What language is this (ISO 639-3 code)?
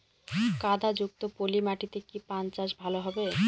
ben